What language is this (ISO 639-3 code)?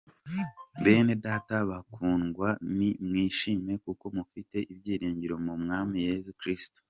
kin